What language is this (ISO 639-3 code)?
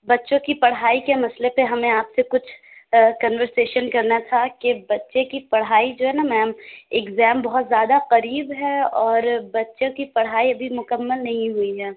urd